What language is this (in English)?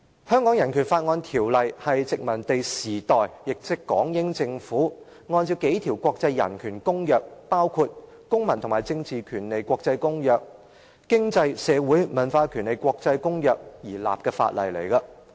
Cantonese